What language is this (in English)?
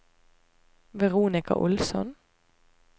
Norwegian